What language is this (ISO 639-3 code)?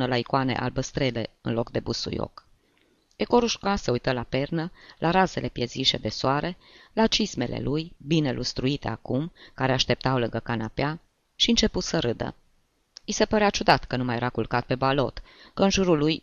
ron